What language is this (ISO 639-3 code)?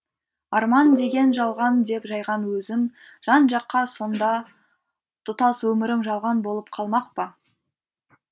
kaz